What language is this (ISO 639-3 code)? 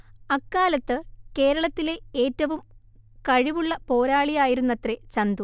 mal